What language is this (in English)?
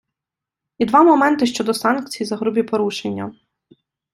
Ukrainian